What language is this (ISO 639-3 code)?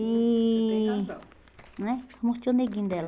por